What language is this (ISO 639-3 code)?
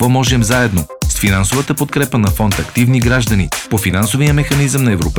bul